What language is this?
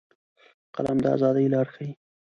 Pashto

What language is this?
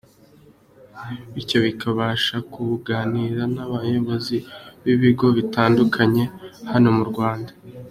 Kinyarwanda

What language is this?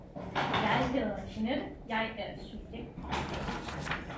Danish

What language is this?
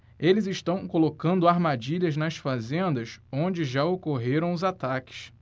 Portuguese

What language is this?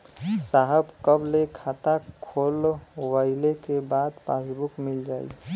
Bhojpuri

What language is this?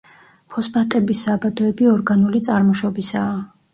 Georgian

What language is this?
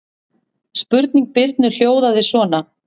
Icelandic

